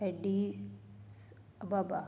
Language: Punjabi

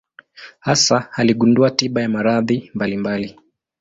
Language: Swahili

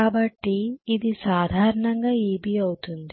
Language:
Telugu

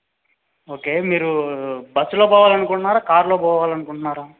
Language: Telugu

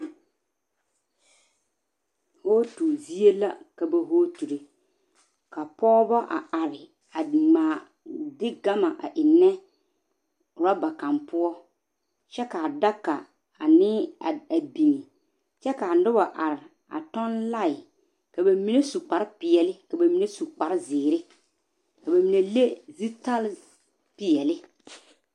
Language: Southern Dagaare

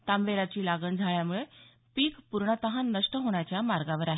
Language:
Marathi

